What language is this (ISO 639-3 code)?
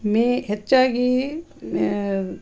kan